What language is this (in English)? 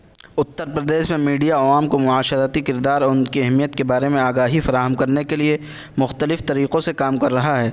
Urdu